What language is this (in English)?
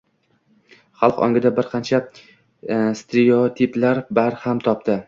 Uzbek